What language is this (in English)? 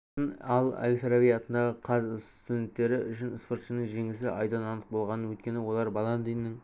Kazakh